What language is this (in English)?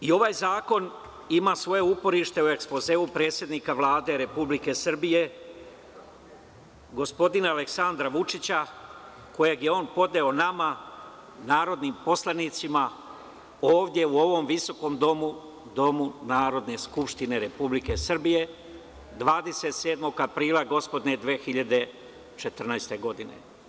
Serbian